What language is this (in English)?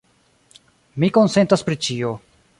Esperanto